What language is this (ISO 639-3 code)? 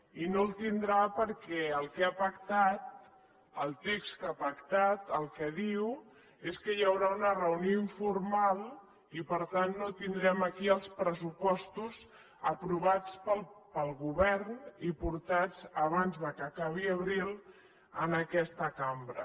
cat